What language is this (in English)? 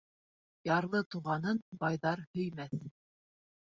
Bashkir